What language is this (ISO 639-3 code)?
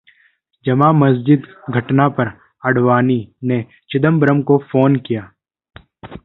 hin